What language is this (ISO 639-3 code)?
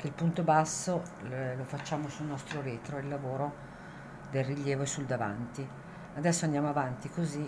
ita